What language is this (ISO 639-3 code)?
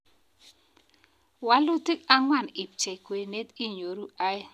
kln